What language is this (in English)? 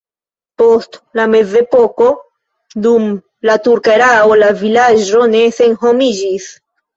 Esperanto